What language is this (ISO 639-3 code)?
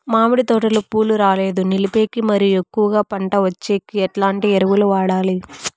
tel